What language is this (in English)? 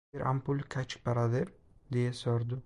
Turkish